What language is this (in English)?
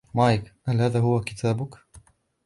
Arabic